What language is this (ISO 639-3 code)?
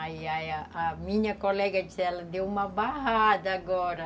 por